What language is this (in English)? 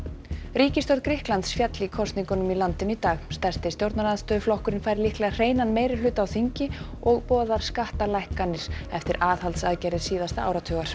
Icelandic